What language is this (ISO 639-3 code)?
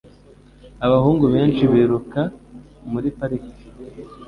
kin